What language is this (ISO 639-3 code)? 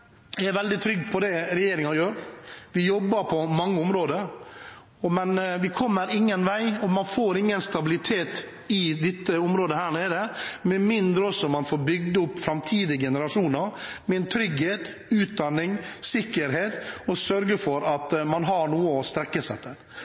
nob